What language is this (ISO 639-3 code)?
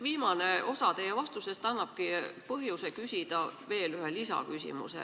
est